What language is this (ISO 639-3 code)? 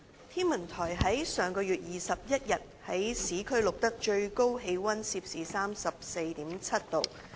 yue